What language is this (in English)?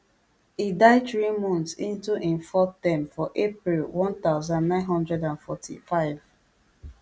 Nigerian Pidgin